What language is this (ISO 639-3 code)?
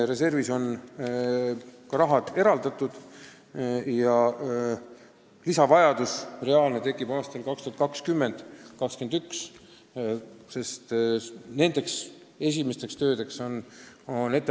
est